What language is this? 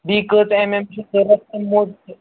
Kashmiri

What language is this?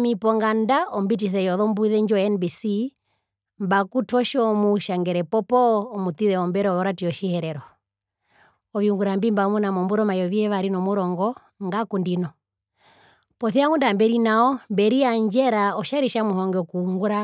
Herero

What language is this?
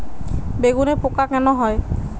Bangla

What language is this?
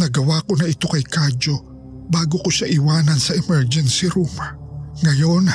Filipino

